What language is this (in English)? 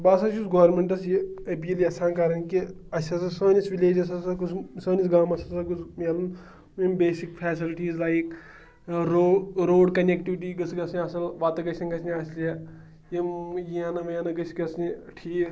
Kashmiri